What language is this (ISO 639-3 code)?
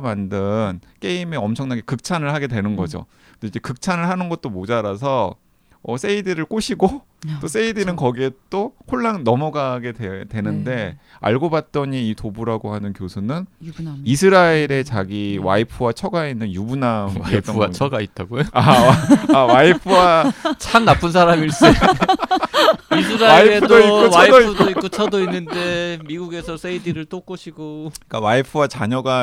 kor